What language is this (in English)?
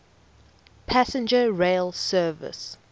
English